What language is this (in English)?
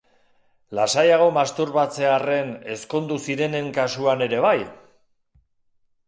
Basque